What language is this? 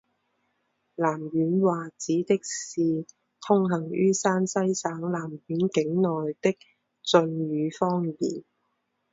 Chinese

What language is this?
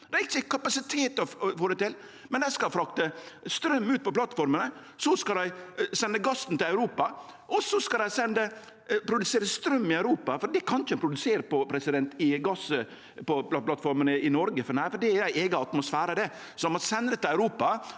Norwegian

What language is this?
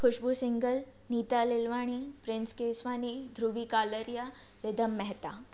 Sindhi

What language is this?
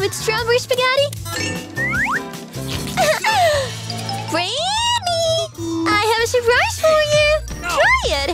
English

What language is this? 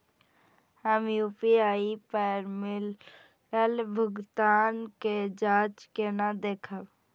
Maithili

